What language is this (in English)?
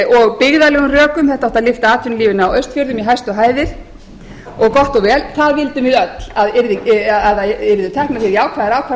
Icelandic